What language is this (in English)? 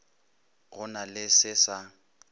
Northern Sotho